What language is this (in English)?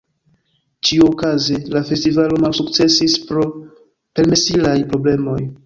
Esperanto